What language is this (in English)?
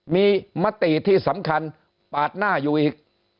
Thai